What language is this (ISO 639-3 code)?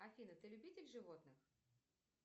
rus